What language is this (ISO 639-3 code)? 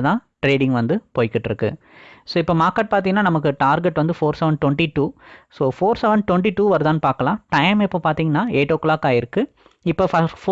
eng